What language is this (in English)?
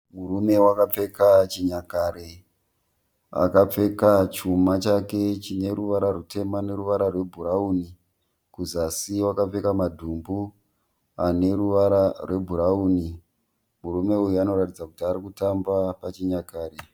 Shona